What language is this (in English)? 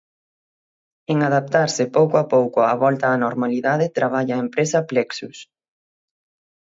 Galician